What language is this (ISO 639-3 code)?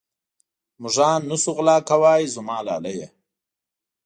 pus